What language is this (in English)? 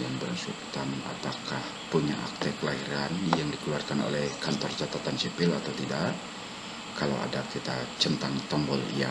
Indonesian